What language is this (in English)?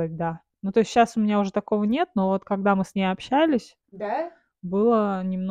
Russian